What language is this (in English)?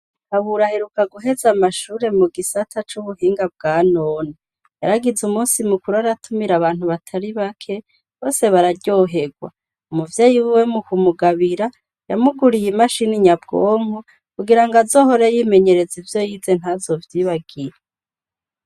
Rundi